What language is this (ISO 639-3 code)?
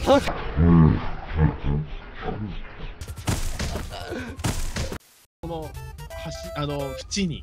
jpn